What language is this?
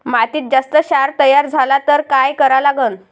Marathi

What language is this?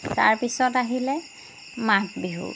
Assamese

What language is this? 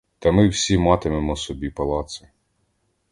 Ukrainian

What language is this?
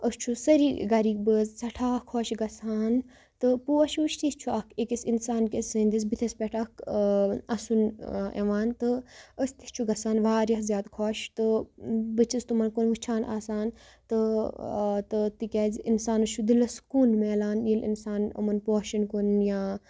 Kashmiri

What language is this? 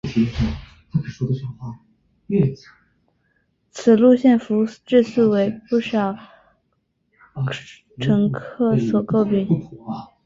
Chinese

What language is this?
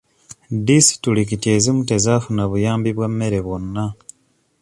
Ganda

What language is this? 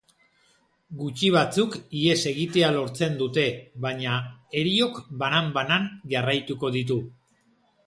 Basque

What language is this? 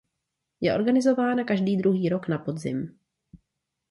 Czech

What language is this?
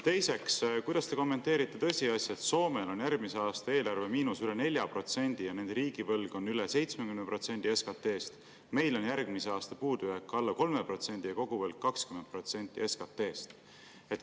Estonian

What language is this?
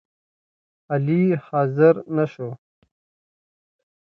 Pashto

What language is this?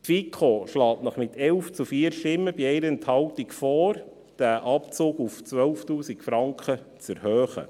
Swiss German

